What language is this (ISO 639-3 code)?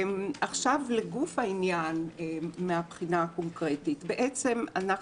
heb